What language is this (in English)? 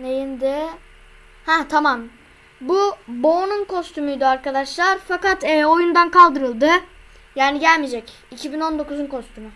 Turkish